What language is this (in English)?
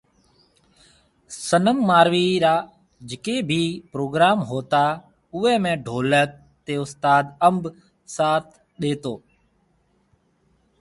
Marwari (Pakistan)